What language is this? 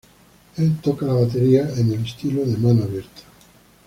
Spanish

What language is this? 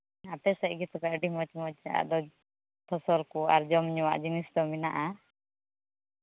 Santali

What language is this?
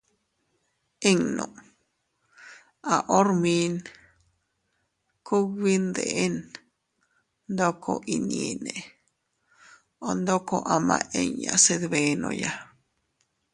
Teutila Cuicatec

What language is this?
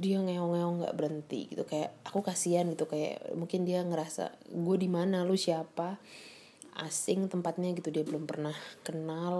Indonesian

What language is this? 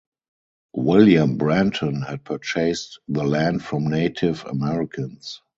English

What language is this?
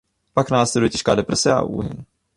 Czech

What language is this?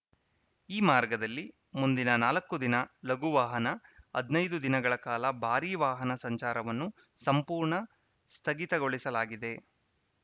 Kannada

